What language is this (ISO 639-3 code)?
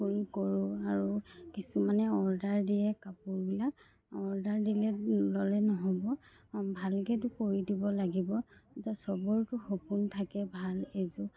asm